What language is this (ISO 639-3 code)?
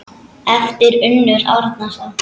isl